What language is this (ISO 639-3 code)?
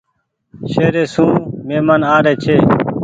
gig